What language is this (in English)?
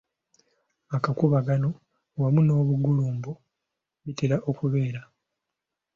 Ganda